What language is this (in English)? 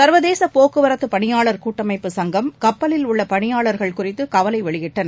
Tamil